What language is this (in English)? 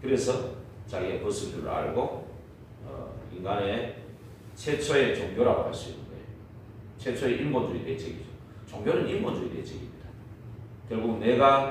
Korean